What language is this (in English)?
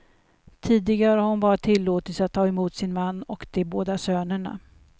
Swedish